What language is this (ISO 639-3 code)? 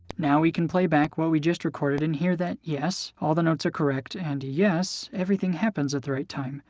eng